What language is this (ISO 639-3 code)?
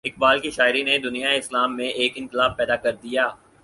urd